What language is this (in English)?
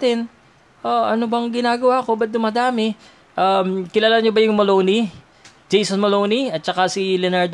Filipino